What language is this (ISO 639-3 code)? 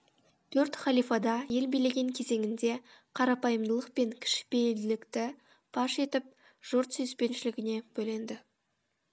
kaz